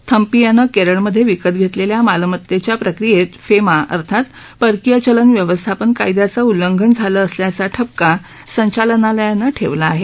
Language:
Marathi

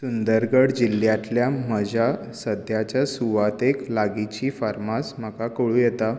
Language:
Konkani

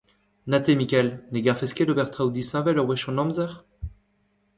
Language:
Breton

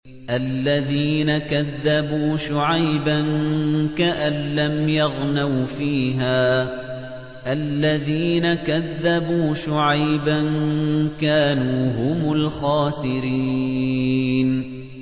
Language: Arabic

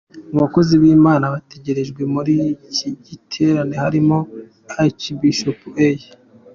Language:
Kinyarwanda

